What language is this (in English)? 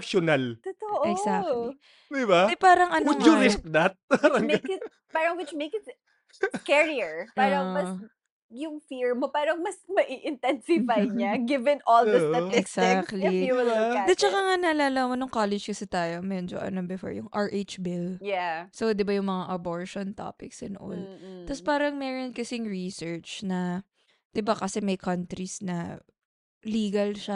Filipino